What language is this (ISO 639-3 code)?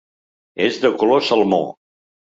cat